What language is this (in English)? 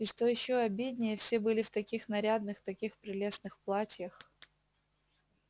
Russian